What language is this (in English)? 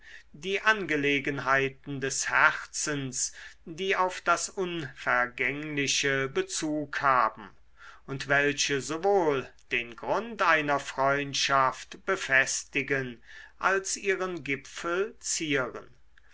German